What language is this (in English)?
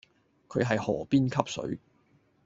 Cantonese